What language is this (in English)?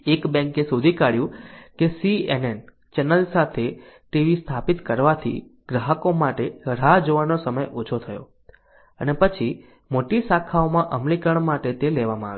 Gujarati